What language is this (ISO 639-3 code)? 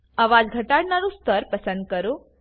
guj